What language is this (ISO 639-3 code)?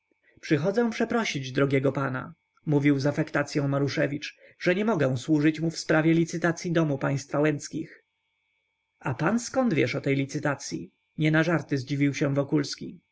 pol